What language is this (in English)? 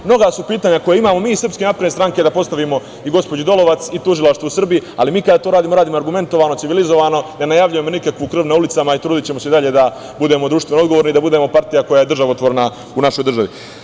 Serbian